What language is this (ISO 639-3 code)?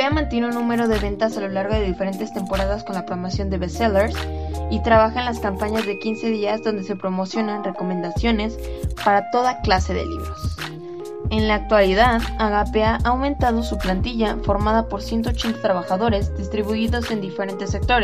spa